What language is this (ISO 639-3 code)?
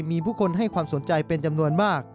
tha